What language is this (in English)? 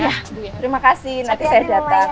Indonesian